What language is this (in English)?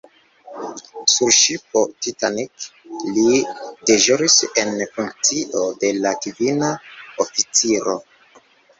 Esperanto